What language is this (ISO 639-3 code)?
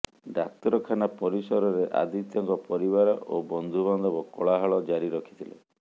ori